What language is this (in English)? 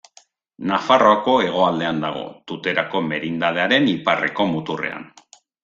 Basque